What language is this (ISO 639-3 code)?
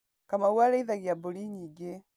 kik